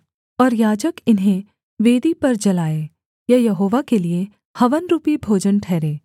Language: Hindi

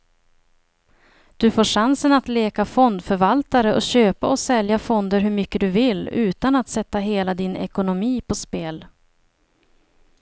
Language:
Swedish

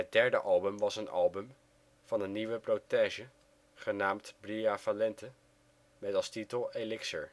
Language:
Dutch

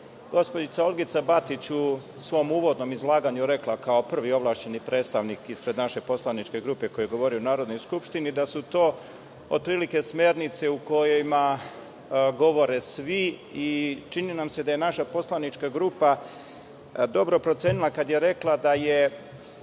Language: Serbian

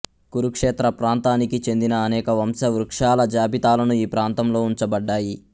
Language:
Telugu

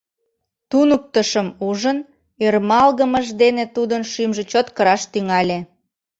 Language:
Mari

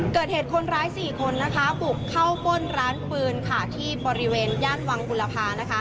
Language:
Thai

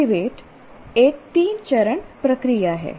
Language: Hindi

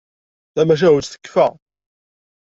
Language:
Kabyle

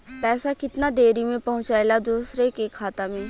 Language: Bhojpuri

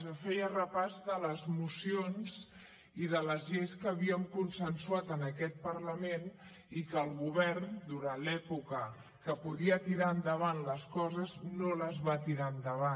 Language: Catalan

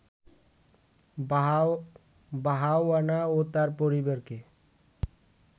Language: Bangla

